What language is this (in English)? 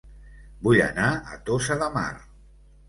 Catalan